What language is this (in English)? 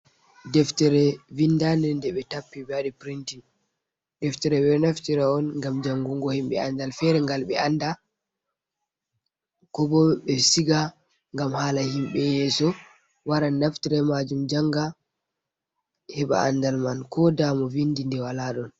Fula